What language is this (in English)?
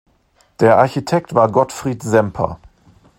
German